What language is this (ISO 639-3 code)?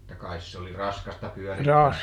fin